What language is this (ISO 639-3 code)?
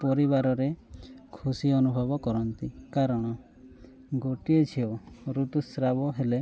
ori